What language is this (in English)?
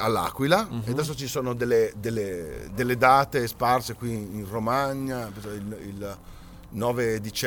Italian